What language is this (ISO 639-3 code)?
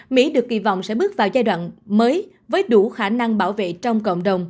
vie